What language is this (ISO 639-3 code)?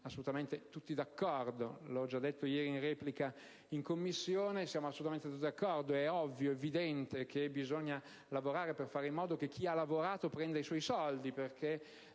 ita